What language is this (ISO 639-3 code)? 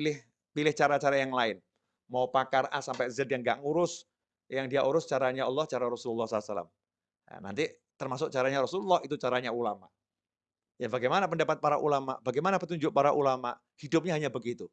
ind